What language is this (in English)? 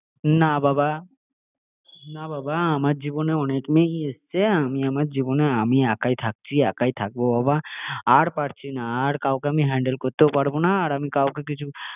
Bangla